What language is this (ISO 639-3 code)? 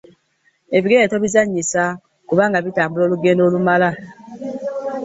lug